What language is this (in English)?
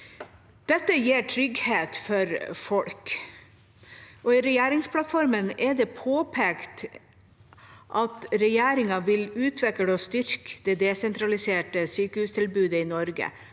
Norwegian